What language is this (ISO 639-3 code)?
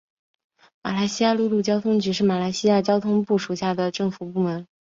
zho